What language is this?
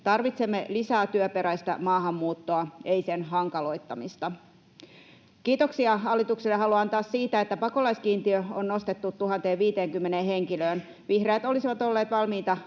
Finnish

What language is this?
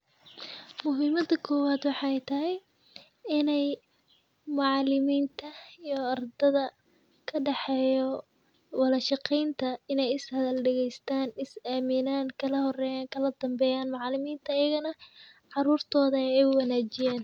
Somali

